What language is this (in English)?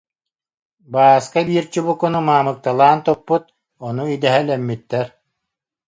Yakut